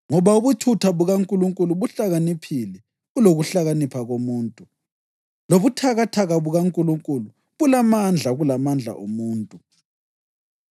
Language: North Ndebele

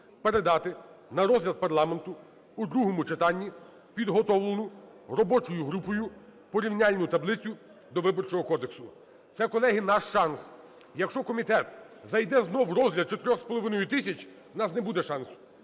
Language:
Ukrainian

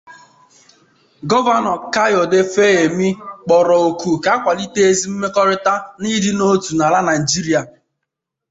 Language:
Igbo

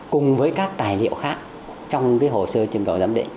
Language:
Vietnamese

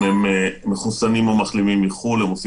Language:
Hebrew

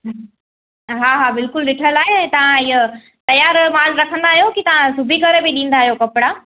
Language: Sindhi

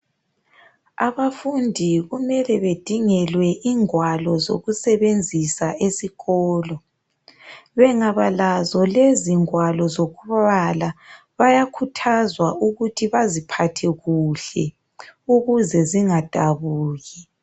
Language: North Ndebele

